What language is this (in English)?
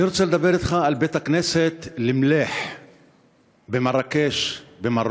Hebrew